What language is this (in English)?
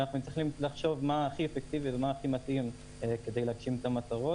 Hebrew